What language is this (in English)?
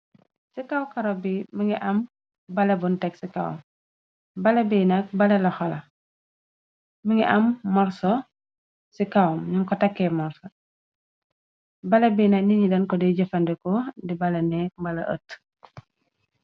Wolof